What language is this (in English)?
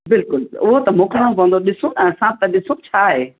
Sindhi